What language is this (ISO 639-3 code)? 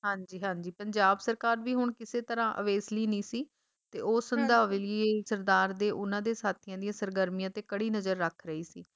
pan